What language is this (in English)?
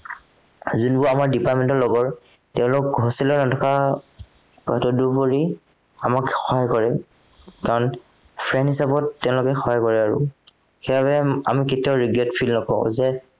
Assamese